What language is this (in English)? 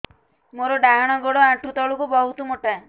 Odia